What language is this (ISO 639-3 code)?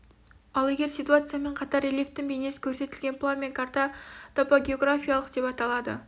kaz